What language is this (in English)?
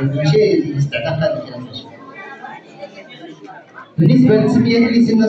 Arabic